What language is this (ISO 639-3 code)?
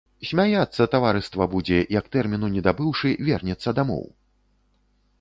bel